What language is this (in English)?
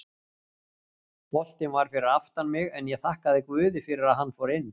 Icelandic